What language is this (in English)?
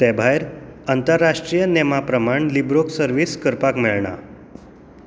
Konkani